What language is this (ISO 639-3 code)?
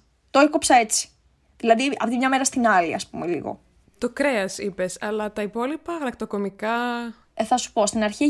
ell